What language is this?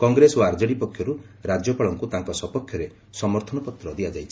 Odia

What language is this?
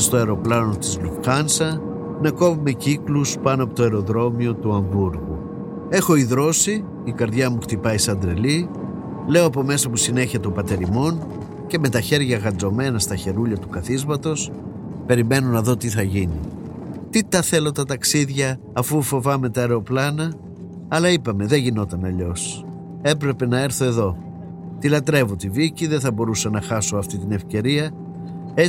Greek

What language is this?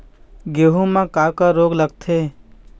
Chhattisgarhi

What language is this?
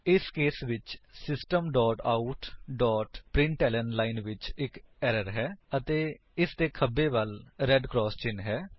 Punjabi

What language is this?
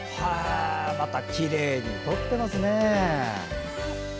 Japanese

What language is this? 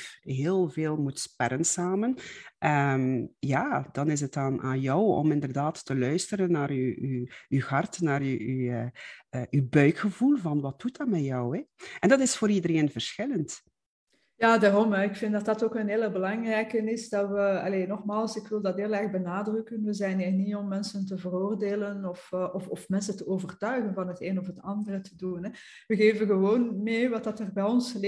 Dutch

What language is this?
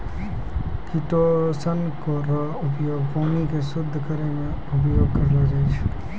Maithili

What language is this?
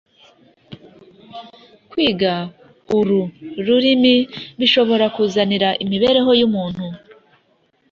Kinyarwanda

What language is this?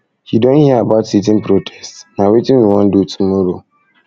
Nigerian Pidgin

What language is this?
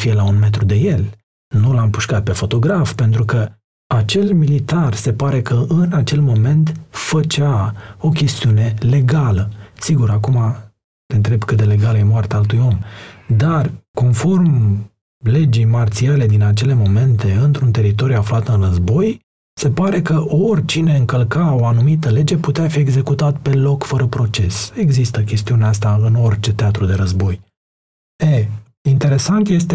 Romanian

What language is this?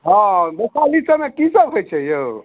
Maithili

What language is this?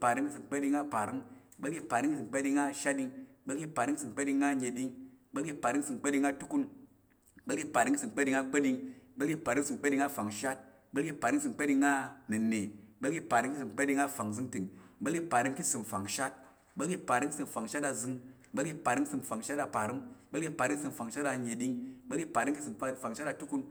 Tarok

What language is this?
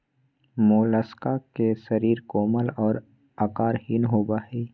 Magahi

